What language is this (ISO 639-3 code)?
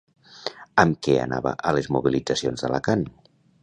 cat